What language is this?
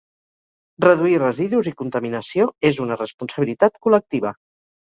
Catalan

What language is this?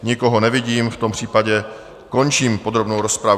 Czech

